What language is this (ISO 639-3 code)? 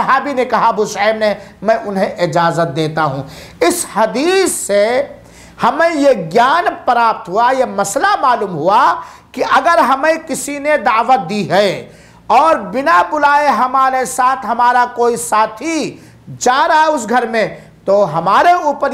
hin